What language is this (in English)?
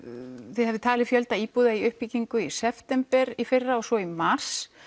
Icelandic